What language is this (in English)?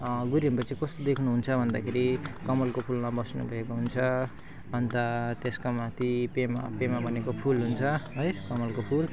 Nepali